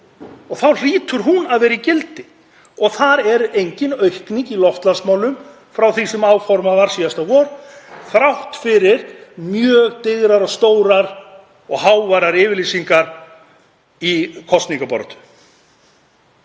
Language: Icelandic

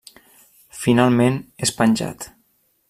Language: Catalan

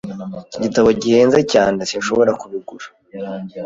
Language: Kinyarwanda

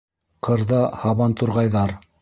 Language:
Bashkir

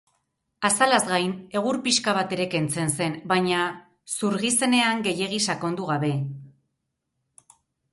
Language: Basque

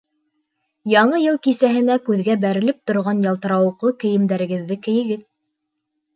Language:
Bashkir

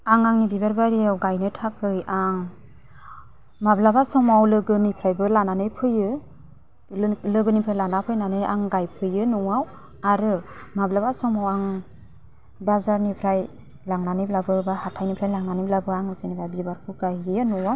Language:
Bodo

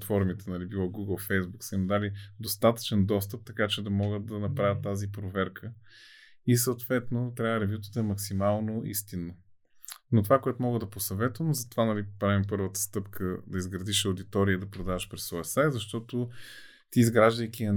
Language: Bulgarian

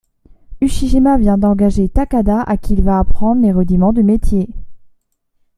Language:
French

